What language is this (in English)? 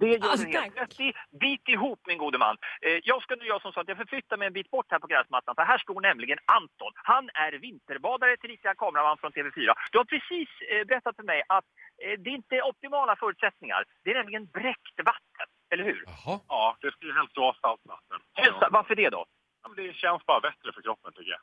Swedish